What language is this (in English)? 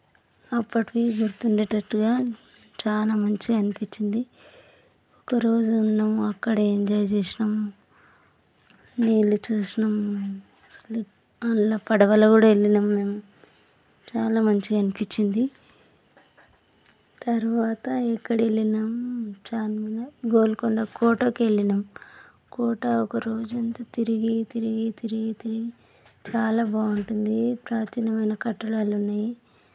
Telugu